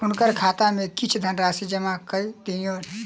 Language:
Maithili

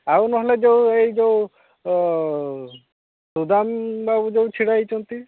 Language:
Odia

